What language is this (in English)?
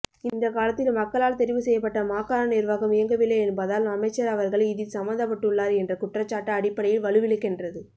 Tamil